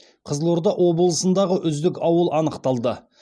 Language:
Kazakh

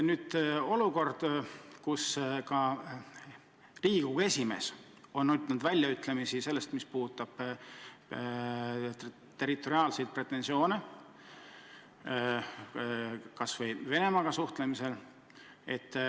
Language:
Estonian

